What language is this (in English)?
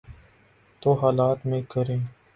Urdu